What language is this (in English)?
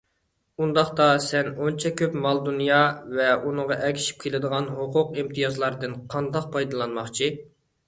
Uyghur